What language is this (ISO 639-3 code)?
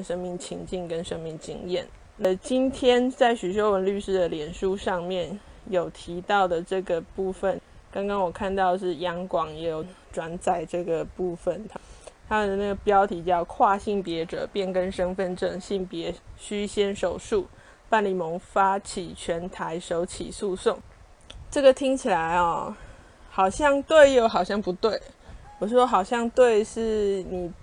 zho